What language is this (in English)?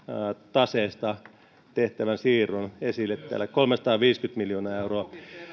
Finnish